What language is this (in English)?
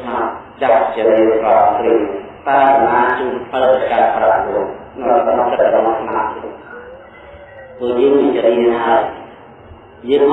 Indonesian